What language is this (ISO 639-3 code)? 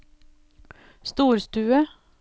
nor